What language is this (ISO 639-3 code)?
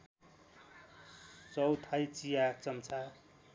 nep